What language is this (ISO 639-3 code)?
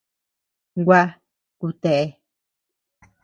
cux